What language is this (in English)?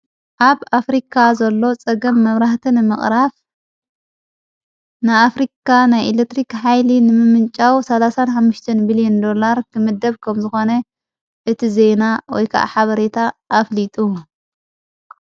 Tigrinya